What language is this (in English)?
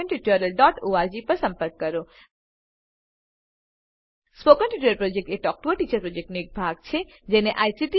Gujarati